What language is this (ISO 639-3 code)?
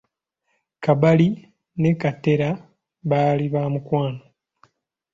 lug